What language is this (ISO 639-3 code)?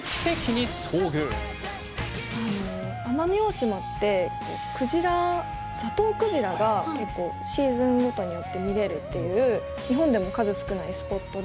jpn